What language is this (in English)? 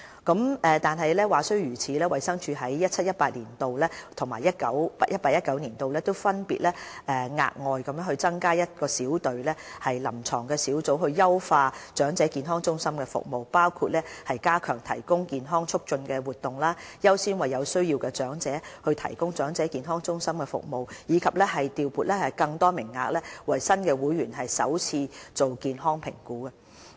Cantonese